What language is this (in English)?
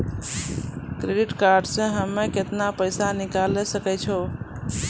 Maithili